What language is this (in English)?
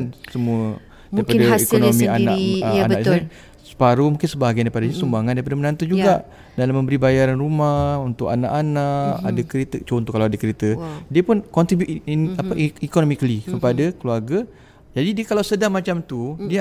Malay